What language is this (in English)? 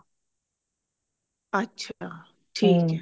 Punjabi